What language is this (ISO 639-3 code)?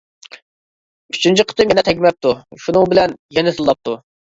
uig